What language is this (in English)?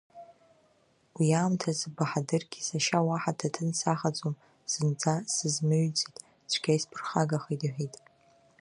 Abkhazian